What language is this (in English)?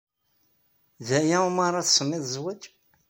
Kabyle